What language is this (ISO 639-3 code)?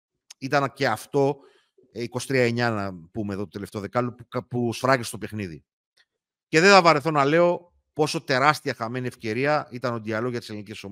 ell